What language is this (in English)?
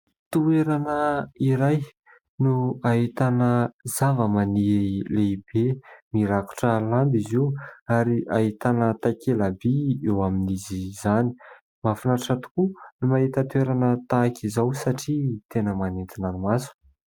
Malagasy